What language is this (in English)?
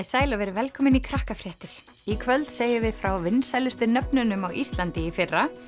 Icelandic